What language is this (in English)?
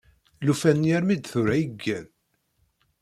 Kabyle